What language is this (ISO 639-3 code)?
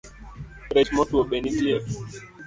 luo